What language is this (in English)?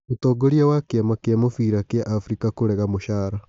Kikuyu